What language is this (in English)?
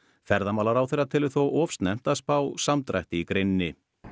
Icelandic